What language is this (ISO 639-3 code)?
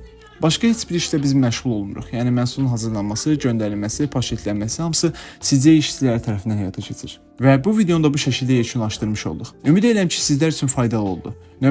tur